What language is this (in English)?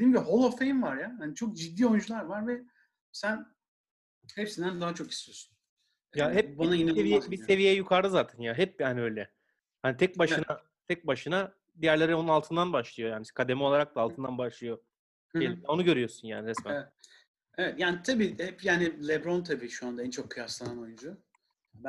Turkish